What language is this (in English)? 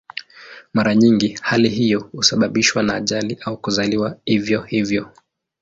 Swahili